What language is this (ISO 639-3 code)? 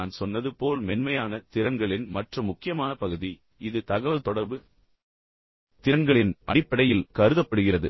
tam